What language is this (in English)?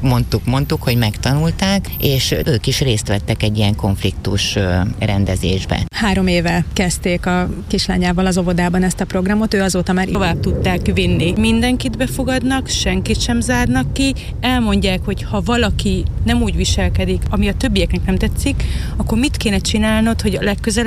Hungarian